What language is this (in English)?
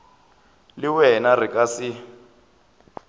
Northern Sotho